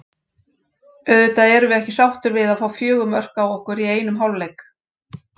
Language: Icelandic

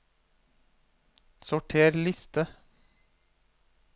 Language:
Norwegian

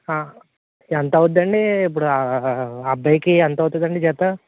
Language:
Telugu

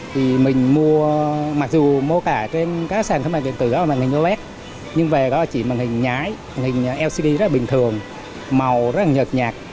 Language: Vietnamese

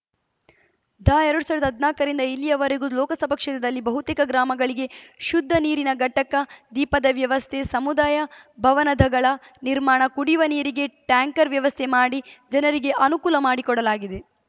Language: Kannada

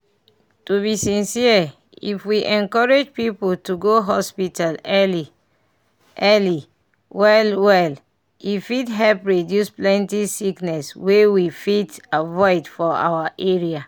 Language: Nigerian Pidgin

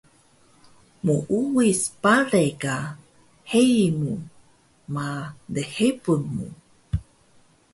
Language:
Taroko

